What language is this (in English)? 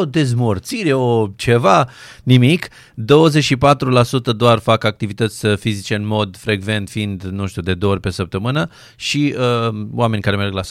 Romanian